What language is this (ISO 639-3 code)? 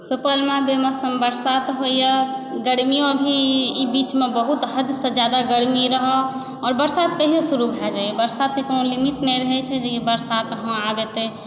mai